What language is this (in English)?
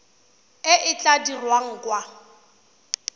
Tswana